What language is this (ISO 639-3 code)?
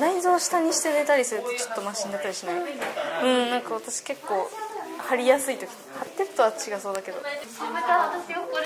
jpn